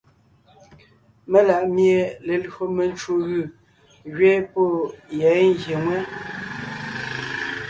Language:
Ngiemboon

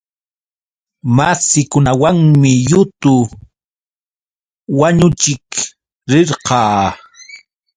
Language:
Yauyos Quechua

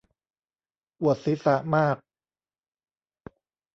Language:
Thai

